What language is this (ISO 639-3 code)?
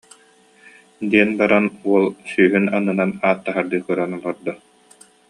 sah